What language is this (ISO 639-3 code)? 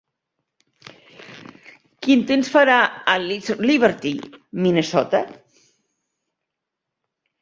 cat